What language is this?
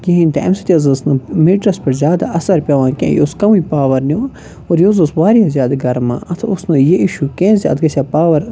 Kashmiri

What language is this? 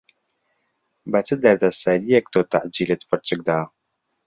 Central Kurdish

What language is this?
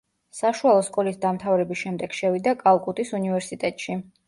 Georgian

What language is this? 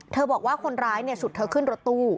Thai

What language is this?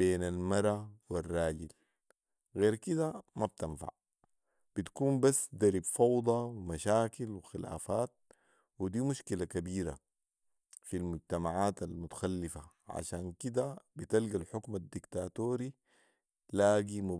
Sudanese Arabic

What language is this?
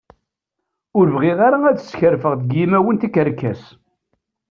Kabyle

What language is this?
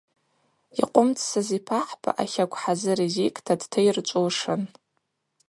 Abaza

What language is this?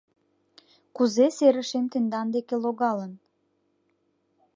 Mari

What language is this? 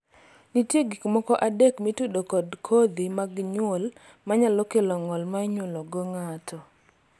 Luo (Kenya and Tanzania)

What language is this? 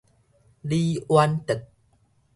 Min Nan Chinese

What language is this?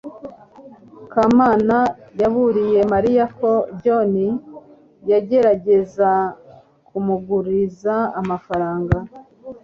Kinyarwanda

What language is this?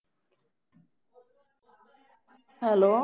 Punjabi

